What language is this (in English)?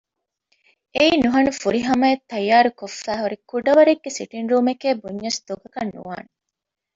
Divehi